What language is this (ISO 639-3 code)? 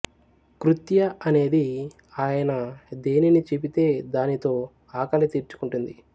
tel